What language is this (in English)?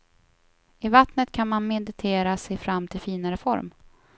Swedish